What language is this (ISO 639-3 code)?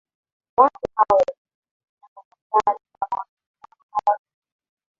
swa